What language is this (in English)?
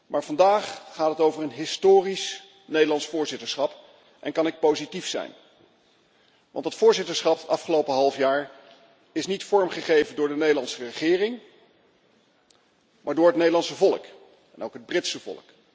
Dutch